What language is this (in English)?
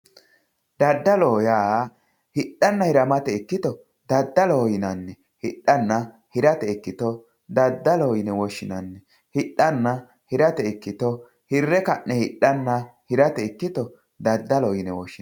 Sidamo